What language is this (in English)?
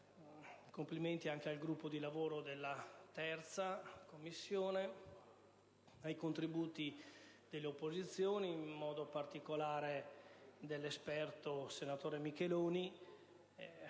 Italian